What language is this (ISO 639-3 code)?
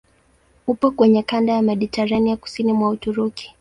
swa